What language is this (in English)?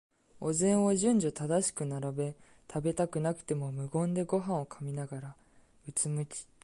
Japanese